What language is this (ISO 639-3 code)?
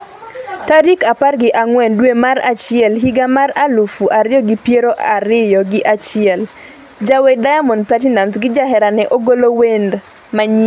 luo